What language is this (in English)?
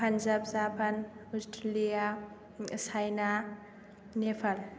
Bodo